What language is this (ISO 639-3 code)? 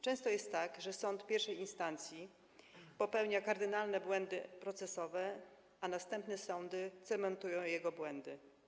pol